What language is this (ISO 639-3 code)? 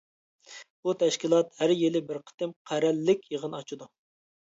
uig